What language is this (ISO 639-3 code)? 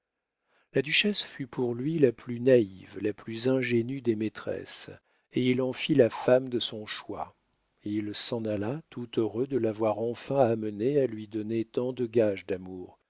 fra